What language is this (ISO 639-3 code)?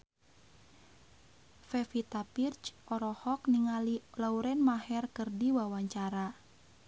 sun